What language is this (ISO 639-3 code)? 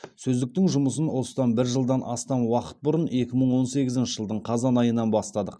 kaz